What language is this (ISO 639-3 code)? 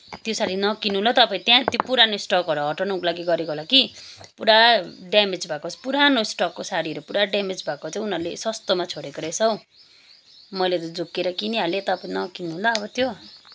nep